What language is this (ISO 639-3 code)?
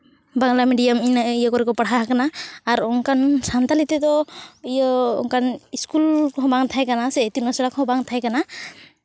sat